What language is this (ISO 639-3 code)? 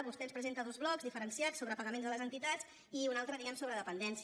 cat